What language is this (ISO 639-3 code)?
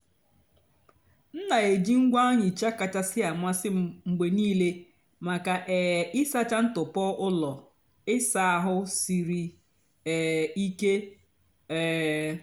ibo